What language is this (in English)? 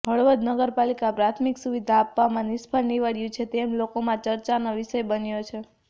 Gujarati